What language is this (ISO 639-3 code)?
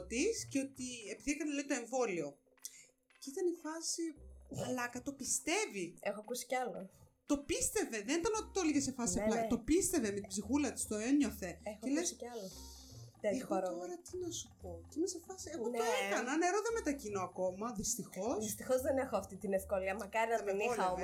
ell